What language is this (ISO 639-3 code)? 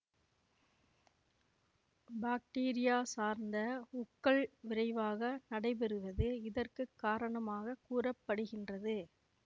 tam